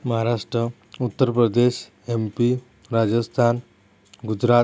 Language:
Marathi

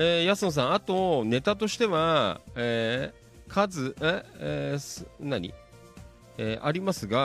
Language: Japanese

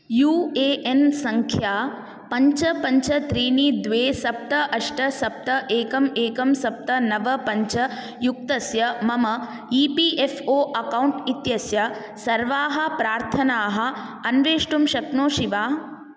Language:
Sanskrit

